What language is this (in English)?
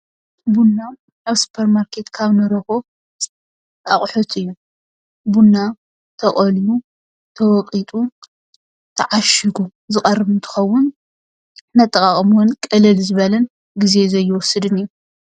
Tigrinya